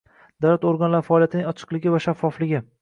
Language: Uzbek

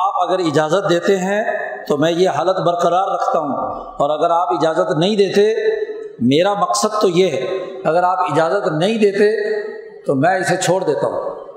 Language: Urdu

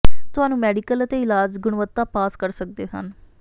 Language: Punjabi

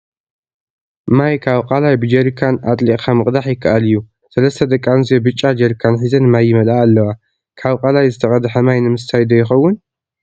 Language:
Tigrinya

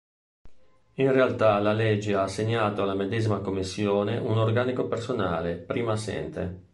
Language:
Italian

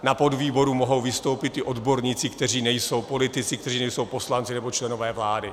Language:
Czech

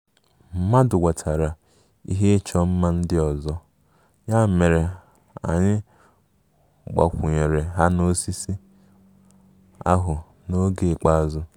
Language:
Igbo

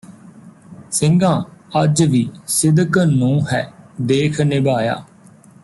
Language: Punjabi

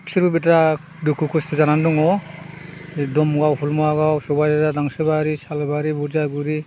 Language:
Bodo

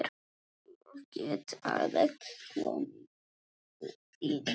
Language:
Icelandic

